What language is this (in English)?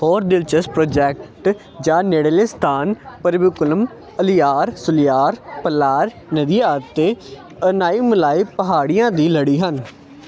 Punjabi